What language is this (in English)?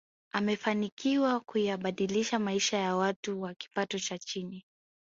Swahili